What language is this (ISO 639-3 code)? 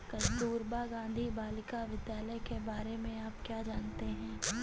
hin